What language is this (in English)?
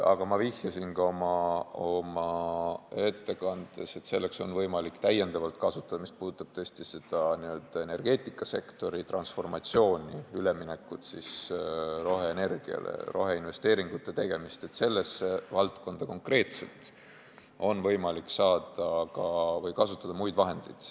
Estonian